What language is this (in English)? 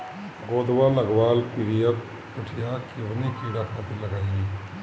Bhojpuri